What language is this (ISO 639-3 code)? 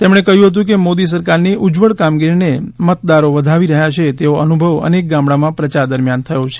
guj